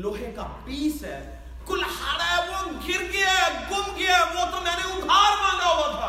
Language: Urdu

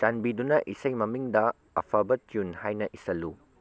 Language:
Manipuri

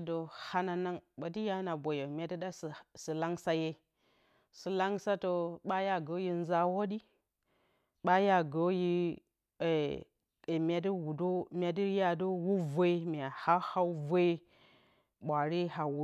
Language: Bacama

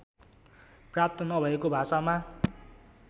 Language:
Nepali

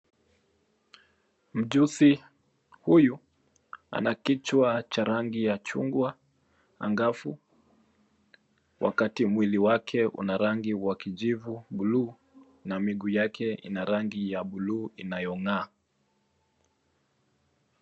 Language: Swahili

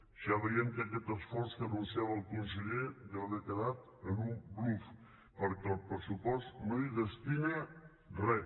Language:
Catalan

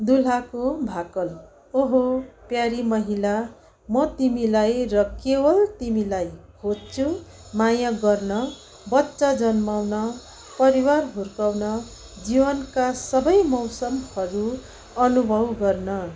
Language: Nepali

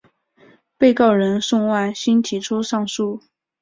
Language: Chinese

